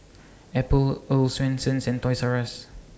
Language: English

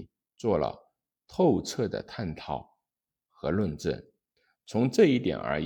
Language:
Chinese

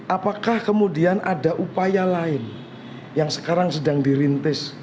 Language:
Indonesian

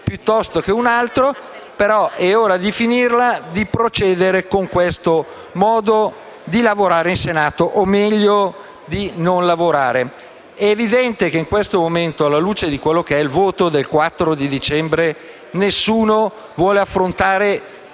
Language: Italian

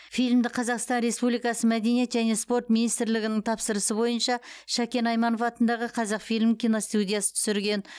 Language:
Kazakh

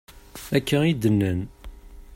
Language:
Kabyle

